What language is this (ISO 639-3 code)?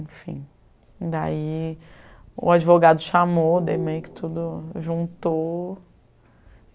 por